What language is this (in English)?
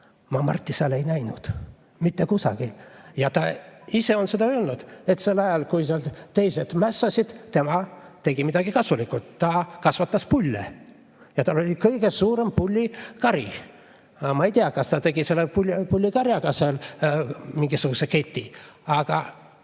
Estonian